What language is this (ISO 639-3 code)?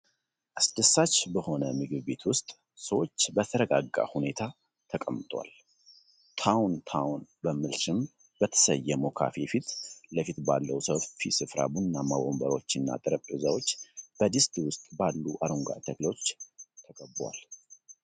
amh